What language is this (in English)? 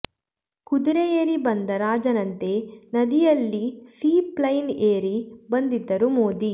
Kannada